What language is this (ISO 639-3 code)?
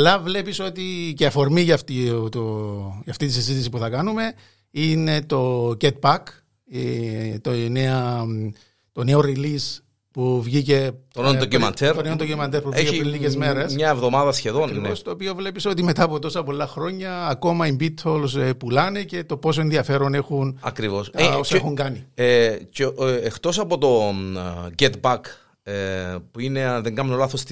ell